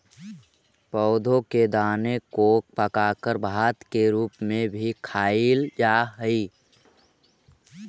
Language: Magahi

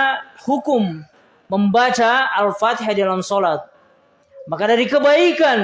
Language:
Indonesian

